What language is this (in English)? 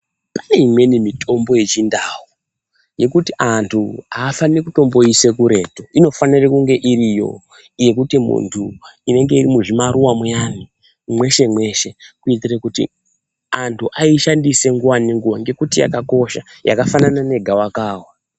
Ndau